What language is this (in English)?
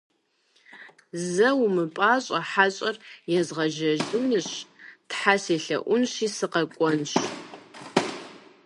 Kabardian